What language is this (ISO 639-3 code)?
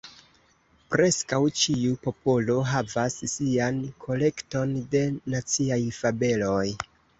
epo